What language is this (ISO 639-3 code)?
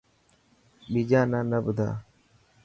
mki